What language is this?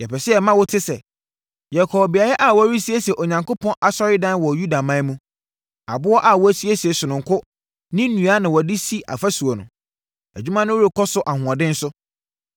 Akan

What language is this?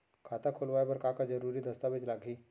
Chhattisgarhi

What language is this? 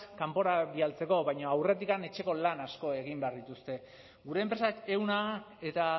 Basque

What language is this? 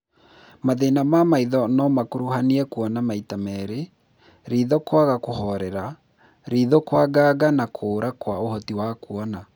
Kikuyu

